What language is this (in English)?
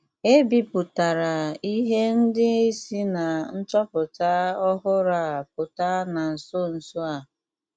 Igbo